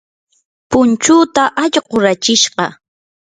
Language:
Yanahuanca Pasco Quechua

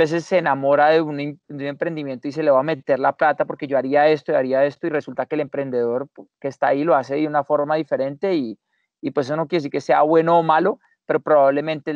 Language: Spanish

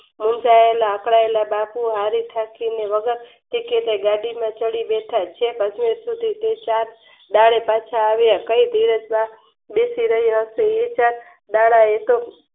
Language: Gujarati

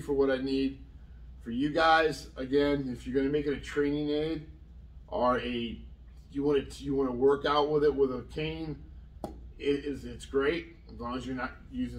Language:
English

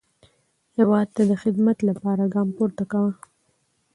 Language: Pashto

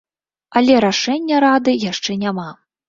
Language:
Belarusian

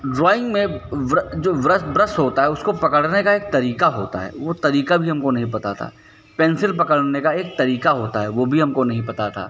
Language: Hindi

